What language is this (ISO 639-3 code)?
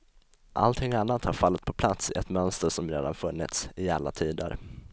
swe